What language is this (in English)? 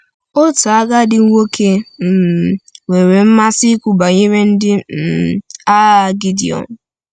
Igbo